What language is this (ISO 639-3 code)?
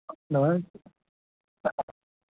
kas